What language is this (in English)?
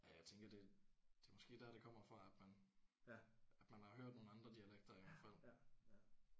Danish